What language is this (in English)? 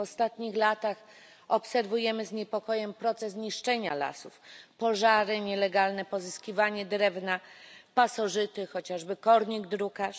Polish